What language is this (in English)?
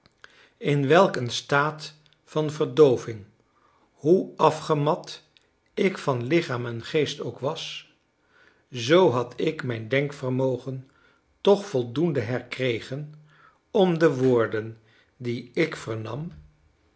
Dutch